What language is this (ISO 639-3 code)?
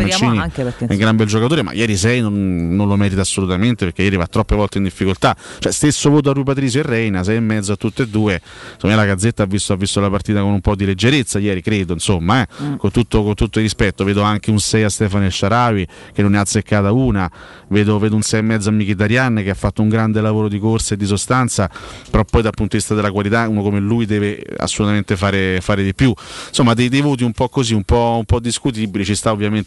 ita